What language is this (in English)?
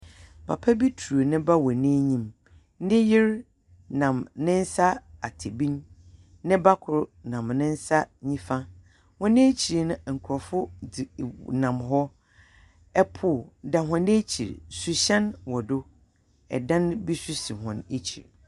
Akan